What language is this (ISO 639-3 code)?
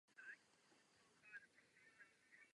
ces